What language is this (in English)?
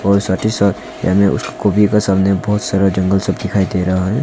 Hindi